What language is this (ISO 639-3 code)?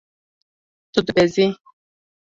kur